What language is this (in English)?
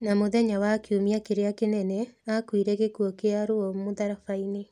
Kikuyu